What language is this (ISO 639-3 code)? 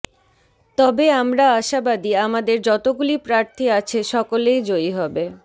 ben